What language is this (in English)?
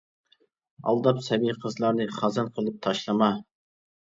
Uyghur